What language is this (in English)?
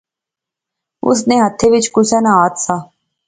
Pahari-Potwari